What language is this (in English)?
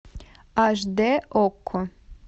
Russian